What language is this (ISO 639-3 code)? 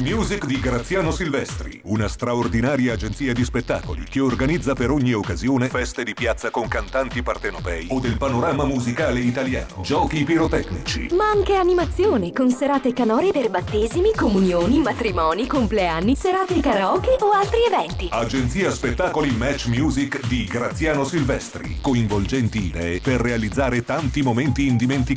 ita